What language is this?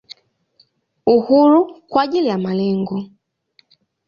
Swahili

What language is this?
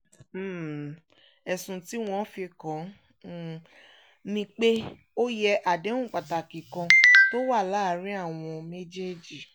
Yoruba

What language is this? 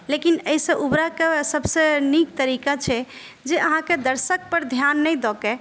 Maithili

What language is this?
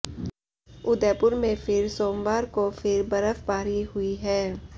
Hindi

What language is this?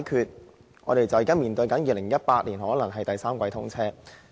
Cantonese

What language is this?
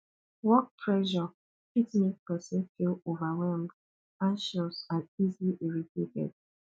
Nigerian Pidgin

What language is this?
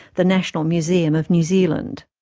English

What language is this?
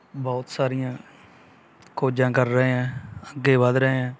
Punjabi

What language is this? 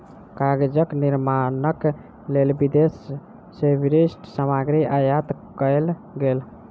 Maithili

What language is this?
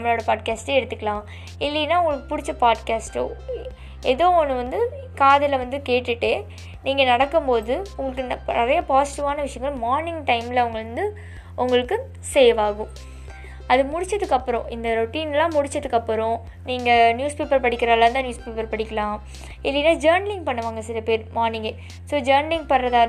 Tamil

